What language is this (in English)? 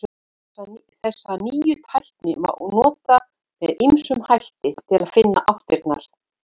Icelandic